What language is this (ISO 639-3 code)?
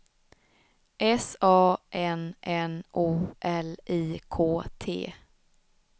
swe